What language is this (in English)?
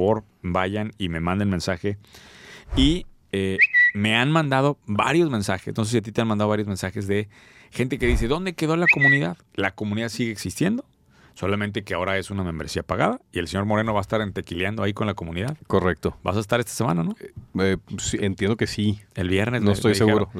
Spanish